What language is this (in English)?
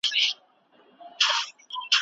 Pashto